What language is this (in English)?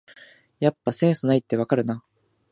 Japanese